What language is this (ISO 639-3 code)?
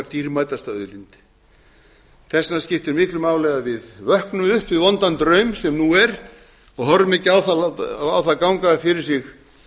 isl